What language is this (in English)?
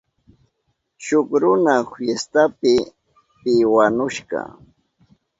Southern Pastaza Quechua